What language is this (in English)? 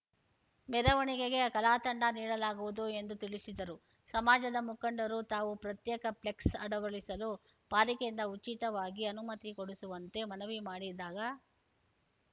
Kannada